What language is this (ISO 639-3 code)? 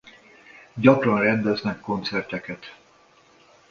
hun